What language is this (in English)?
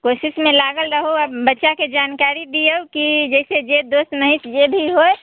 Maithili